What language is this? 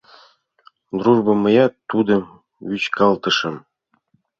Mari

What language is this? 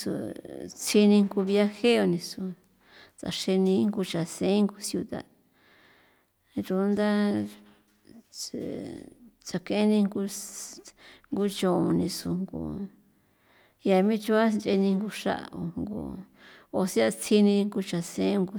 San Felipe Otlaltepec Popoloca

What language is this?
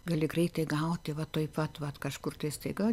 Lithuanian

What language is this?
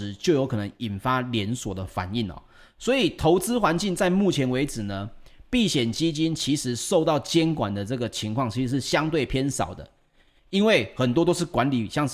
Chinese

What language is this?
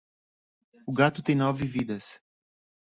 Portuguese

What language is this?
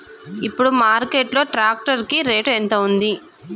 Telugu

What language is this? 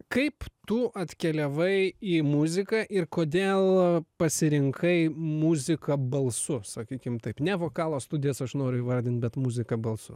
Lithuanian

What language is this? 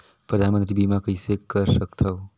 Chhattisgarhi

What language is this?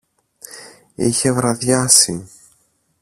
Greek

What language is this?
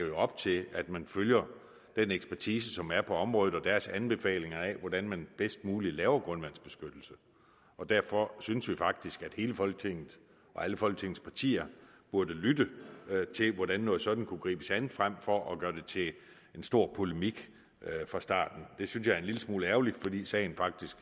Danish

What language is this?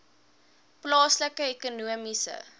Afrikaans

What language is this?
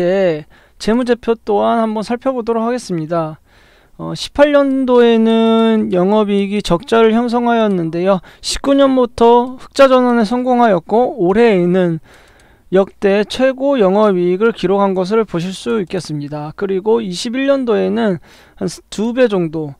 Korean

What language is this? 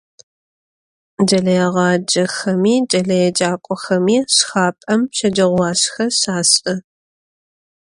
Adyghe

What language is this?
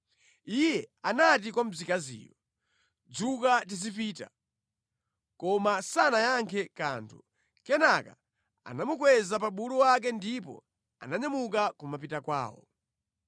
Nyanja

